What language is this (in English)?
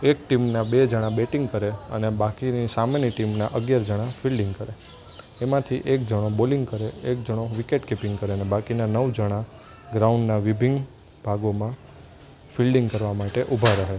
Gujarati